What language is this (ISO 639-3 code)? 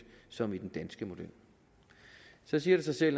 dan